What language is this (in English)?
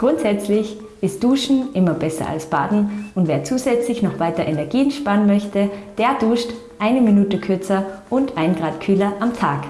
German